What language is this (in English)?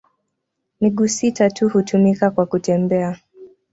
Swahili